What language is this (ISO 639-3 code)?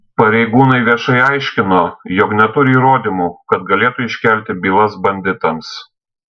lit